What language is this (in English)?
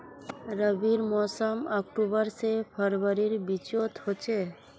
Magahi